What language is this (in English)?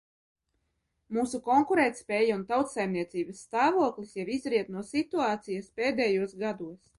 Latvian